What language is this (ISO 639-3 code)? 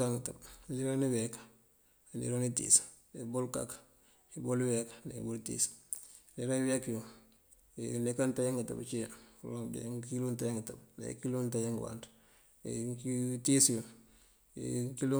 mfv